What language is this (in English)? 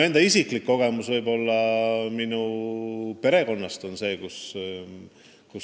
Estonian